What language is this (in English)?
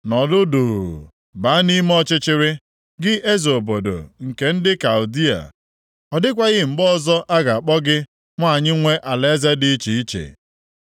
Igbo